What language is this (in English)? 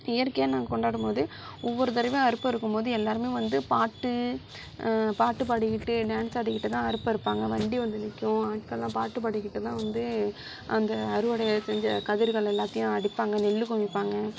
Tamil